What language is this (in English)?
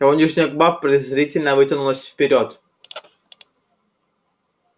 Russian